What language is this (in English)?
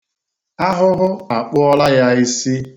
Igbo